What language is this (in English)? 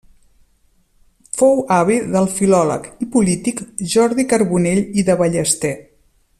Catalan